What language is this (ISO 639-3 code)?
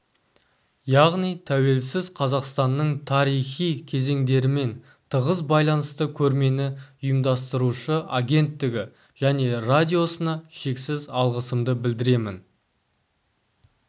kaz